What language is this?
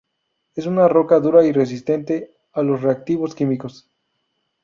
Spanish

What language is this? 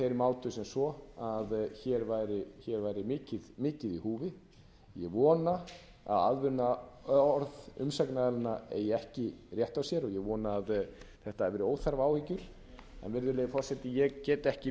Icelandic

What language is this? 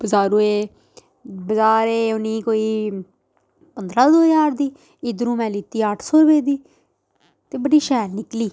Dogri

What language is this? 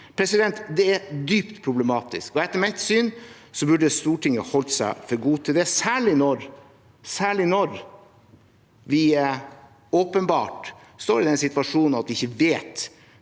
Norwegian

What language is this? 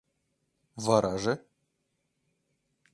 Mari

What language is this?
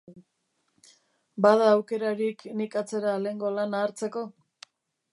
Basque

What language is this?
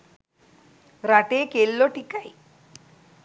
Sinhala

